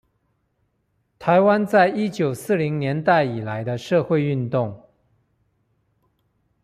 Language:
Chinese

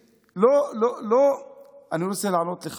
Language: Hebrew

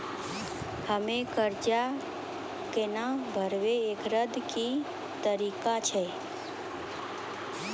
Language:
Maithili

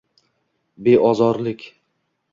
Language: Uzbek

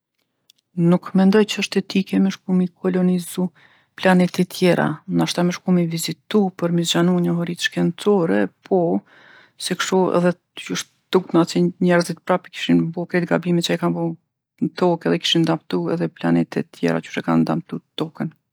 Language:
Gheg Albanian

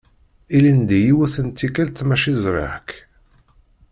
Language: Kabyle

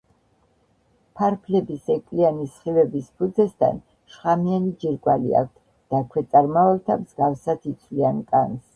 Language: Georgian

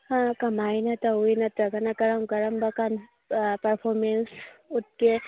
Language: Manipuri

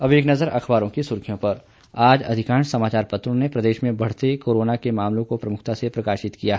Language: Hindi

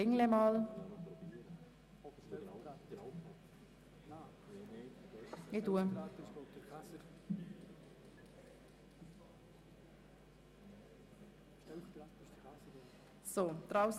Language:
Swiss German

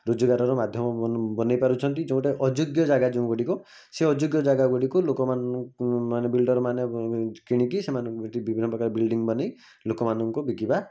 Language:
Odia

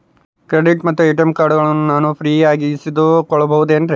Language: Kannada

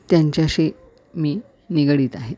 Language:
Marathi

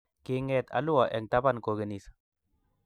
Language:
Kalenjin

